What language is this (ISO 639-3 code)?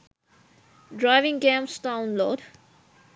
sin